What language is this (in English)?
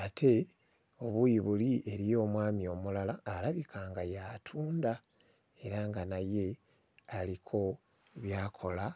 Ganda